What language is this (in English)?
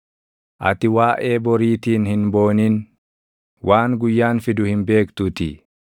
Oromo